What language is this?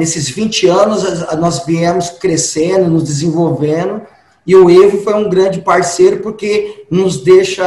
Portuguese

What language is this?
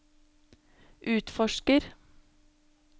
Norwegian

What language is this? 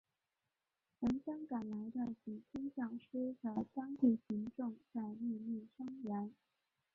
Chinese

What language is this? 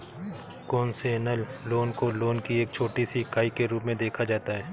Hindi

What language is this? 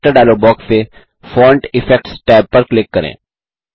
Hindi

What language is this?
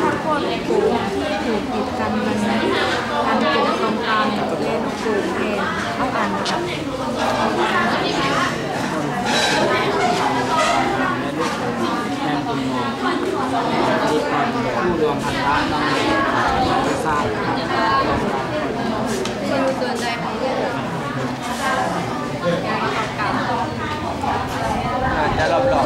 Thai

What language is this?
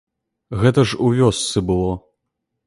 Belarusian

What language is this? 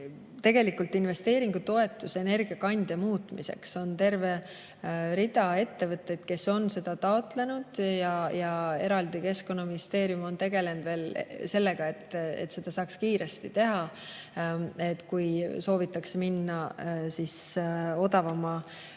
Estonian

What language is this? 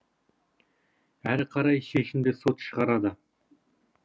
Kazakh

